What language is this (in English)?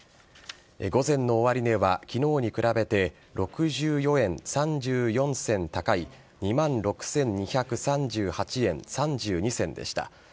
Japanese